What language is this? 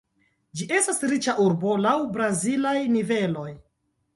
Esperanto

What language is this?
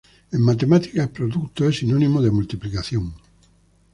Spanish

